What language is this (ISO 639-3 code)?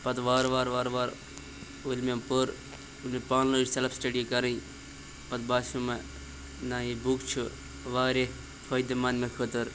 kas